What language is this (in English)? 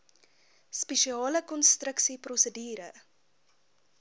Afrikaans